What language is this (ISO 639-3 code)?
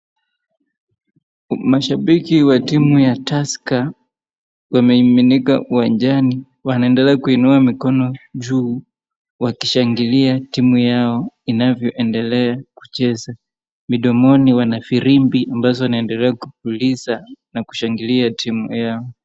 swa